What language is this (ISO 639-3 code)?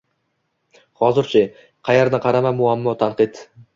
uzb